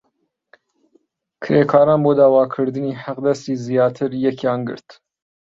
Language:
Central Kurdish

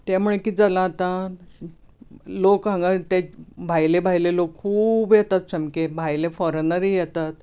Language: Konkani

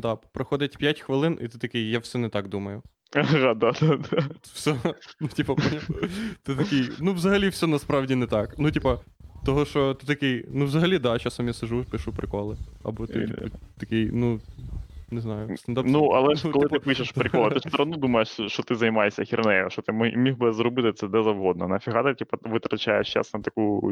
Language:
Ukrainian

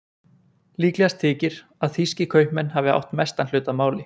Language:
Icelandic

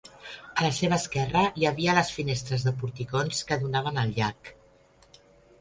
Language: Catalan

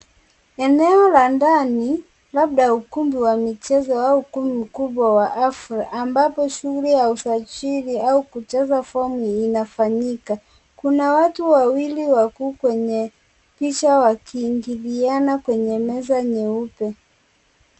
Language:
Swahili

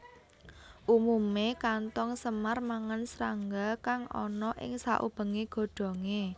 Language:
Javanese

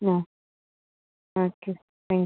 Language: Malayalam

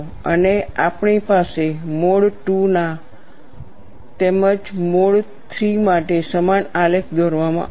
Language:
Gujarati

